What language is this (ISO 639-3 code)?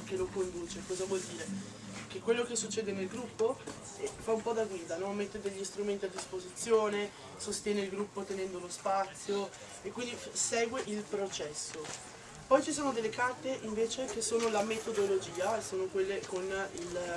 ita